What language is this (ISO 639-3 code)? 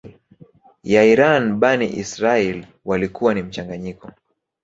swa